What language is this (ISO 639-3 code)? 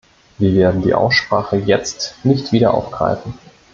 deu